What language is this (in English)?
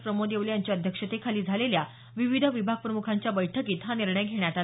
Marathi